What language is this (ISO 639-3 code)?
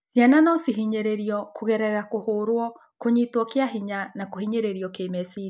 kik